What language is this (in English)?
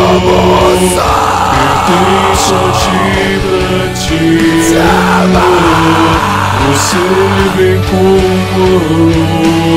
Portuguese